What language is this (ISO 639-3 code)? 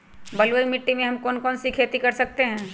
mag